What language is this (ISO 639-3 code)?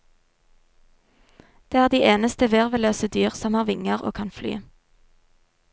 nor